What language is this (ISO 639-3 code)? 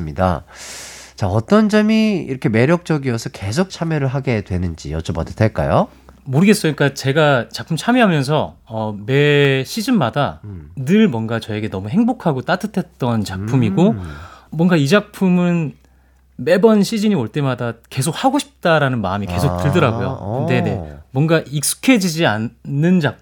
kor